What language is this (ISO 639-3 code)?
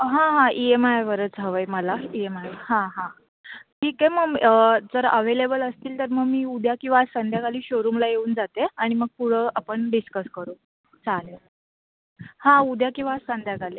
mar